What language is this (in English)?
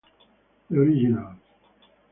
Italian